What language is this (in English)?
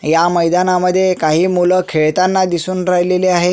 Marathi